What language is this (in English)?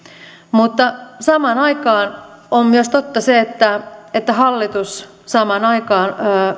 Finnish